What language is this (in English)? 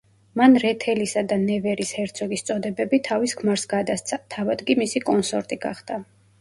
Georgian